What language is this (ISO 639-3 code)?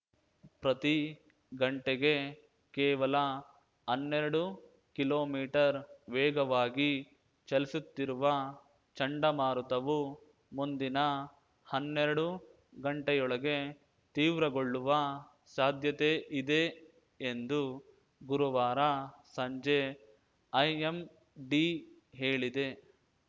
kan